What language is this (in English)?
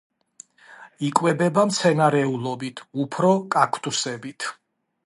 Georgian